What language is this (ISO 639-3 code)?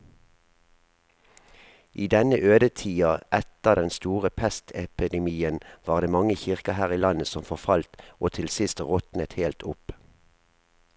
nor